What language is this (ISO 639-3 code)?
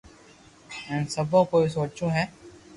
lrk